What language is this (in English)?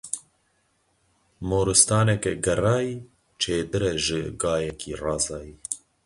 Kurdish